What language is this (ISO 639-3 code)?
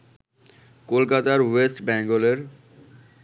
ben